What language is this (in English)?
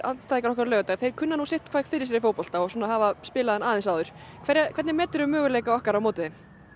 Icelandic